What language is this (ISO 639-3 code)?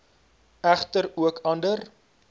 afr